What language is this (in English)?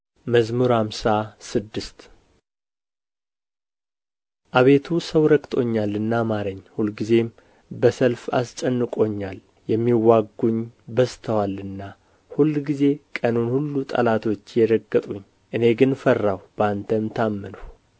Amharic